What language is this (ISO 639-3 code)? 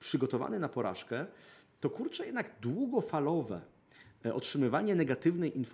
pol